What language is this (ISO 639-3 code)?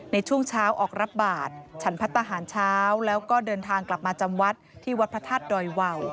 tha